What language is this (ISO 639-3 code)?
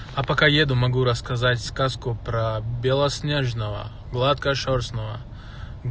rus